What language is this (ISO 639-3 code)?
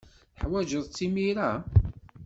kab